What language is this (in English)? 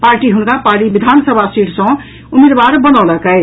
Maithili